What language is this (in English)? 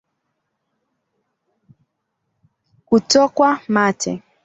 Swahili